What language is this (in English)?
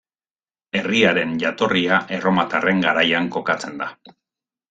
Basque